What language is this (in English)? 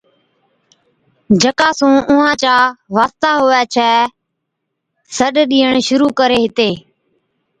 Od